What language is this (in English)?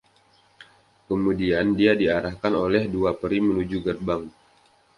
Indonesian